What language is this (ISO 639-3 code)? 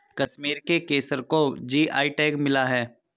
hin